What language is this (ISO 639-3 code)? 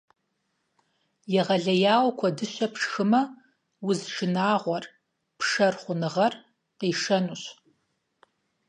kbd